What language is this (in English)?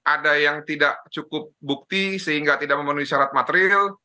Indonesian